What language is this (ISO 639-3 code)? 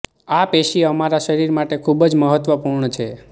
guj